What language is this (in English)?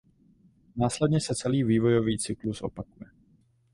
Czech